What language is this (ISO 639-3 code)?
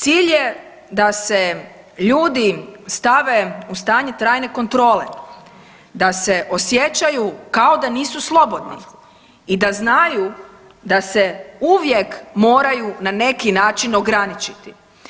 hrv